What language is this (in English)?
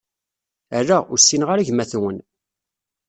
Kabyle